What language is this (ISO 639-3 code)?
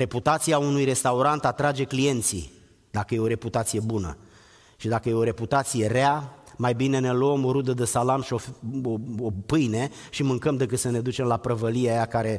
ron